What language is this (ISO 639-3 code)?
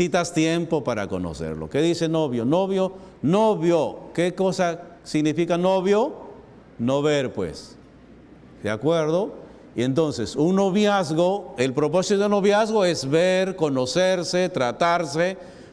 spa